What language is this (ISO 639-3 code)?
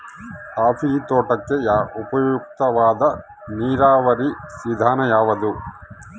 kan